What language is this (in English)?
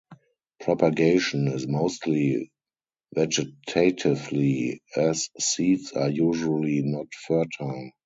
English